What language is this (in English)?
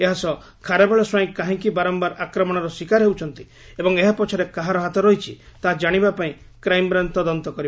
Odia